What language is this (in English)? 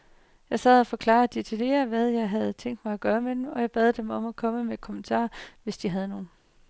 Danish